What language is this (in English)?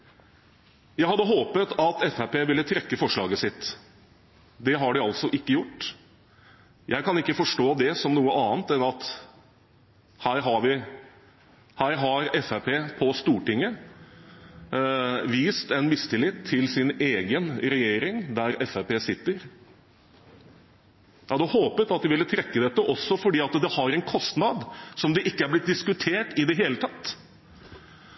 Norwegian Bokmål